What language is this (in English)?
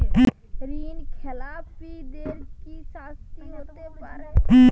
Bangla